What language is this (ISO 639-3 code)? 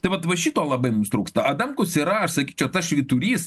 lit